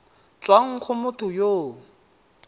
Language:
Tswana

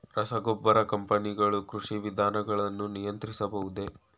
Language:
Kannada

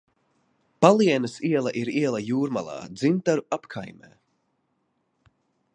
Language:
Latvian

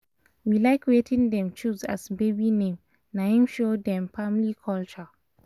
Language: Nigerian Pidgin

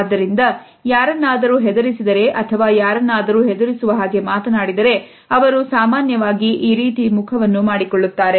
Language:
Kannada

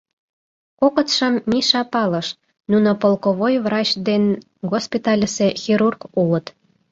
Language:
Mari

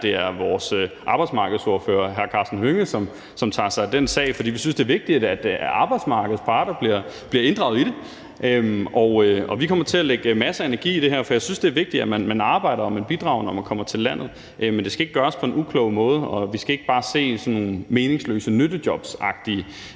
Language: Danish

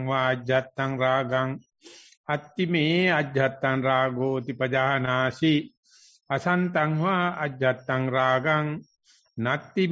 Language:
Italian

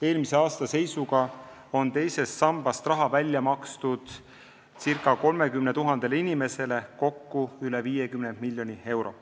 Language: Estonian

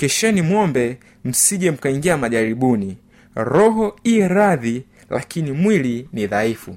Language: Swahili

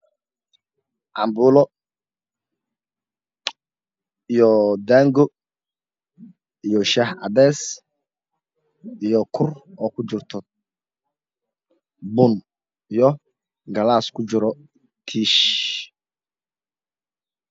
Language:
Somali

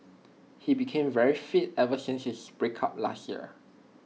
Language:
English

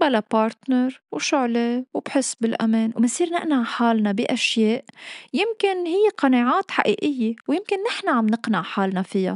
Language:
Arabic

